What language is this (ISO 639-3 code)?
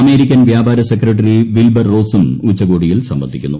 mal